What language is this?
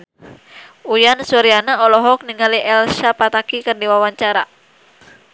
Sundanese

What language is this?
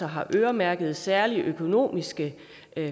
Danish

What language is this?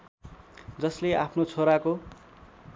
Nepali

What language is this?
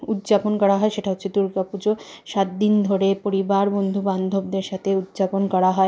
Bangla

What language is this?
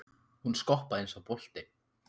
Icelandic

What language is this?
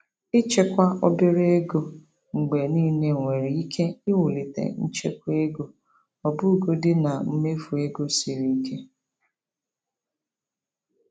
Igbo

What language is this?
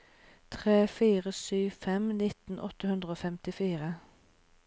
Norwegian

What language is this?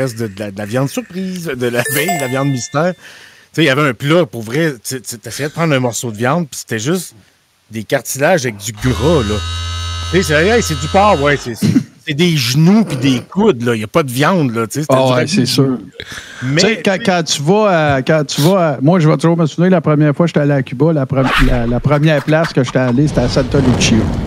French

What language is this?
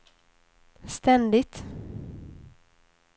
Swedish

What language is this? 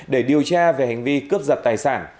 Vietnamese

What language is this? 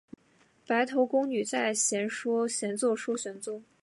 Chinese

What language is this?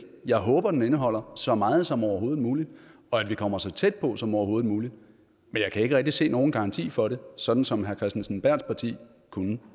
Danish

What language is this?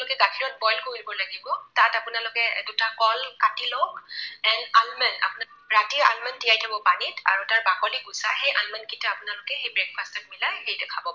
Assamese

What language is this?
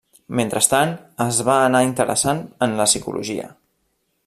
Catalan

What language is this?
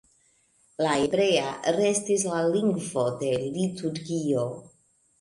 Esperanto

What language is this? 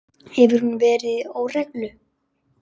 Icelandic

